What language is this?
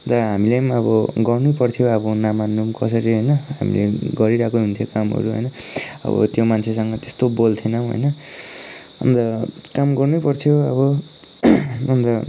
Nepali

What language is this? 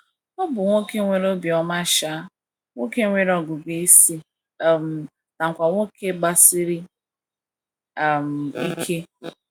Igbo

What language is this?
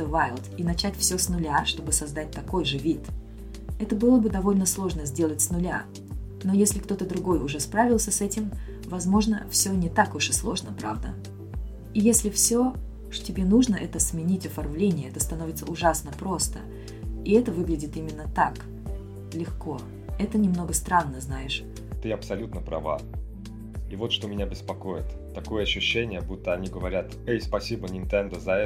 Russian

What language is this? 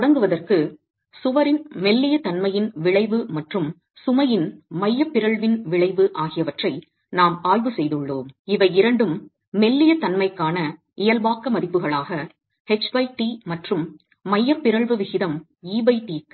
Tamil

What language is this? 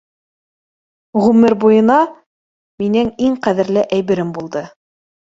Bashkir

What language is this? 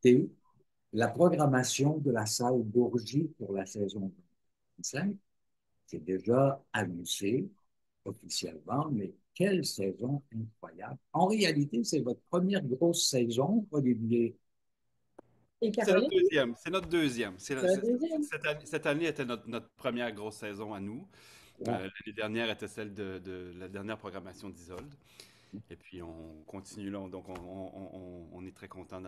French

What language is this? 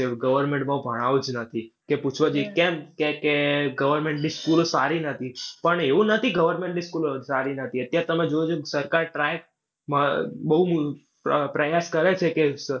Gujarati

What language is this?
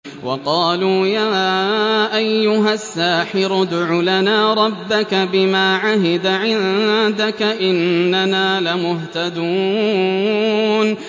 Arabic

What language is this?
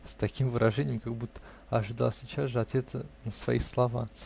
Russian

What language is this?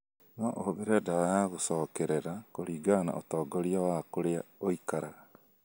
Kikuyu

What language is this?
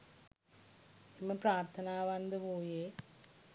Sinhala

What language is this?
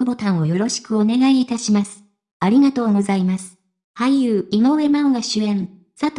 Japanese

